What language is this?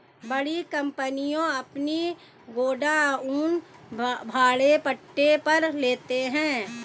Hindi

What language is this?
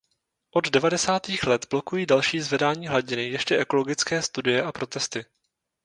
Czech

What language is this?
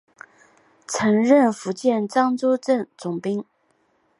Chinese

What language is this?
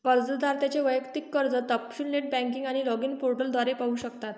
Marathi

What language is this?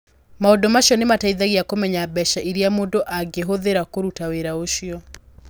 Kikuyu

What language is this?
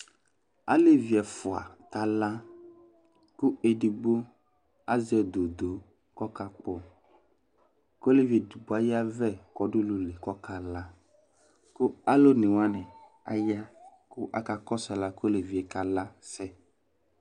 Ikposo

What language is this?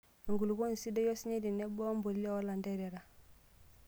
Masai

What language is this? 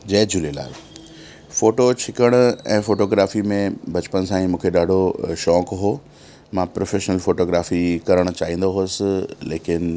Sindhi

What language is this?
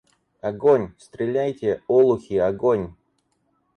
Russian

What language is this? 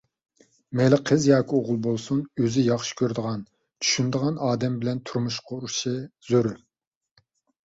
Uyghur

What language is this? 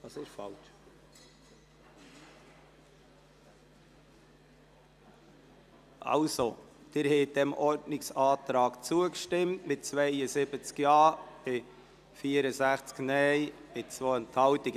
Swiss German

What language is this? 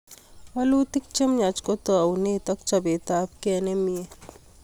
Kalenjin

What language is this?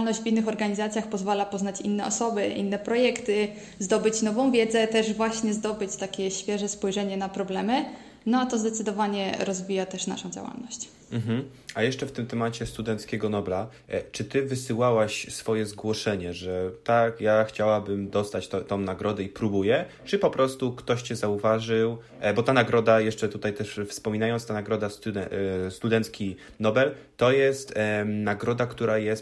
Polish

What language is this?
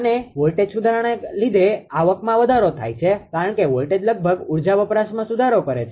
Gujarati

